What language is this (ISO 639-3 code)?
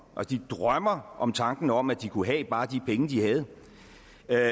dan